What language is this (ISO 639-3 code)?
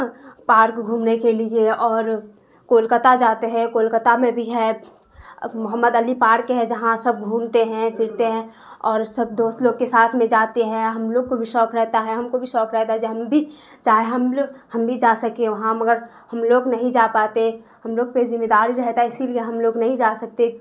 urd